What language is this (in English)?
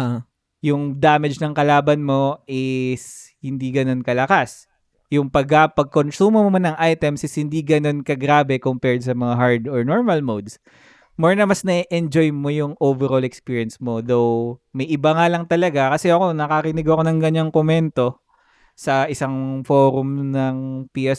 Filipino